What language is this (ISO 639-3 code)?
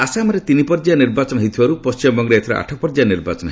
ori